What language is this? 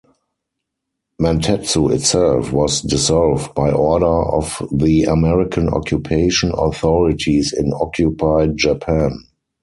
English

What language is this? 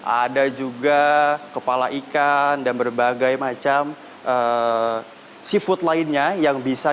Indonesian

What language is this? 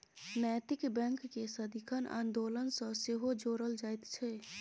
Maithili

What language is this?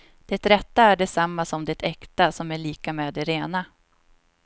Swedish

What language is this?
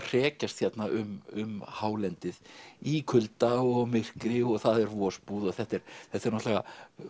Icelandic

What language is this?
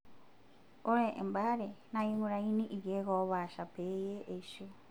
Masai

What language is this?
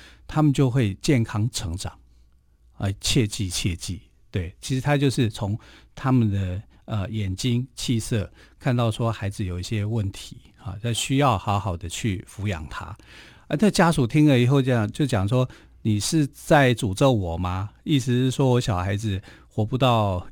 Chinese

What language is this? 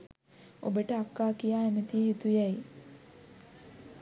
Sinhala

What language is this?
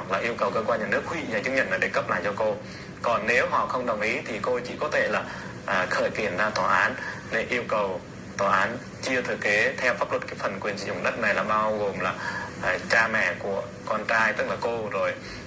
Vietnamese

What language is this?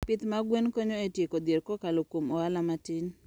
Luo (Kenya and Tanzania)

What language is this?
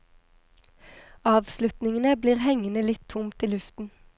Norwegian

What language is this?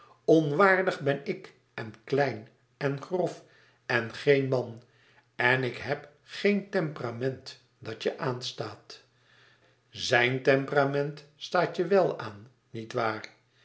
Dutch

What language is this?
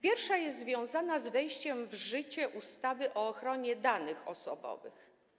Polish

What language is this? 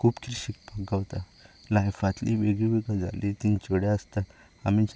Konkani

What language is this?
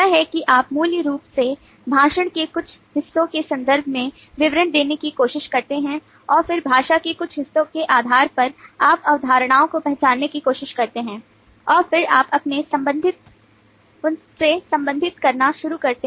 Hindi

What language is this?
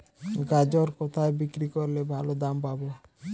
Bangla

